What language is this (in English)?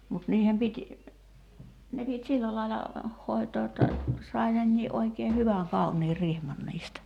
Finnish